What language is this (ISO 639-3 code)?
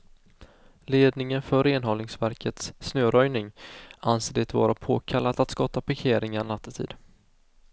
swe